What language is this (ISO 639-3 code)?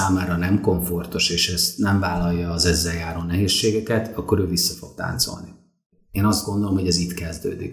hun